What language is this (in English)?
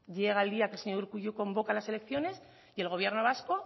Spanish